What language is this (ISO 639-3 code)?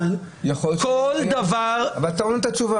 heb